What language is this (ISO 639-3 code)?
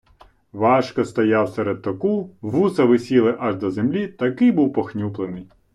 ukr